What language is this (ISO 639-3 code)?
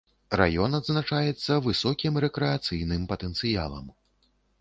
bel